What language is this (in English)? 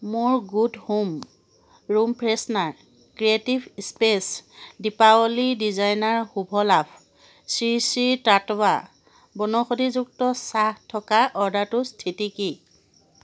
Assamese